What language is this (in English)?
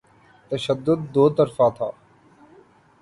Urdu